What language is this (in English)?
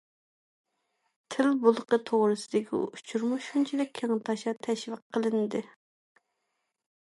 Uyghur